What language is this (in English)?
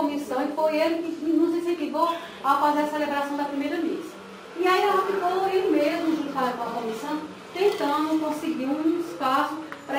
Portuguese